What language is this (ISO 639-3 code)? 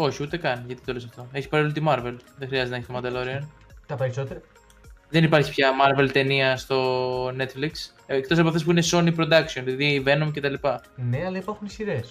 ell